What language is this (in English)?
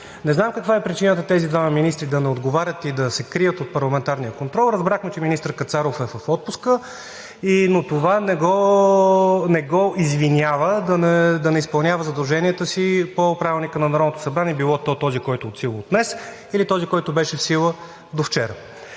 Bulgarian